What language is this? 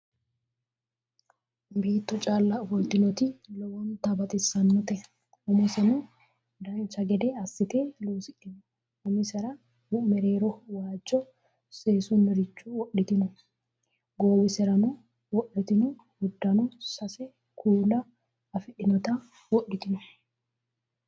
Sidamo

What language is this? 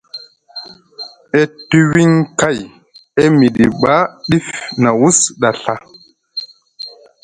Musgu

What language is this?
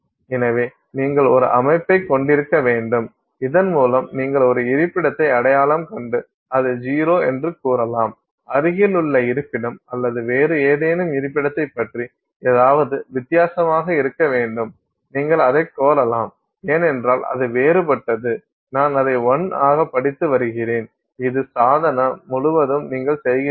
Tamil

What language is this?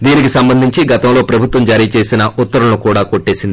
Telugu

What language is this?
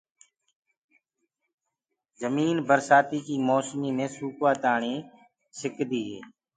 Gurgula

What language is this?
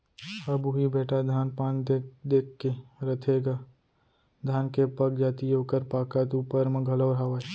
Chhattisgarhi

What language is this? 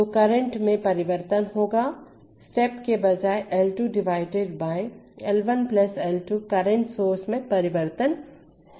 Hindi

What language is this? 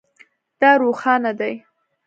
Pashto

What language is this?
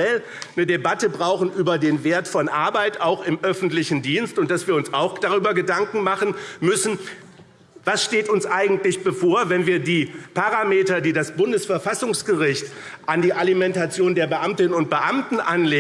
German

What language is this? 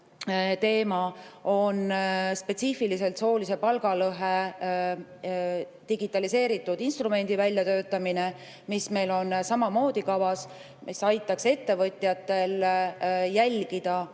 Estonian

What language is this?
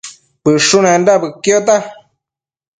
Matsés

